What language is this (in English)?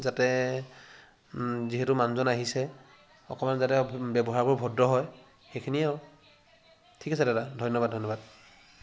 Assamese